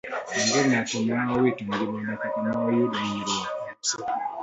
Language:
Luo (Kenya and Tanzania)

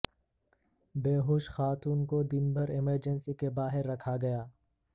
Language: Urdu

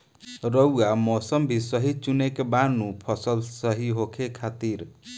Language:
Bhojpuri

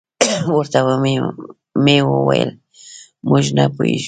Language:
Pashto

